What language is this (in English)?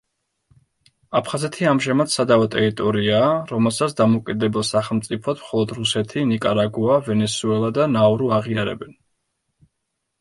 Georgian